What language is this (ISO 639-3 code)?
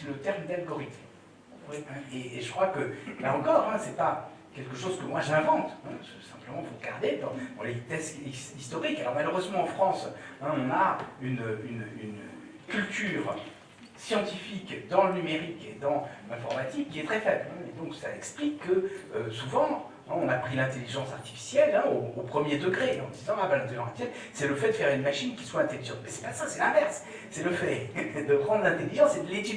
fra